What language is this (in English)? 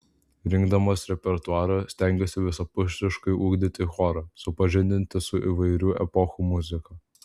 Lithuanian